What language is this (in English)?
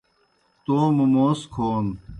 Kohistani Shina